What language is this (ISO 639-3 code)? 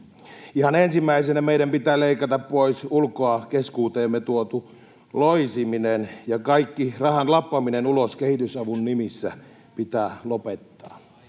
fin